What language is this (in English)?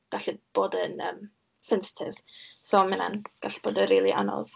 Welsh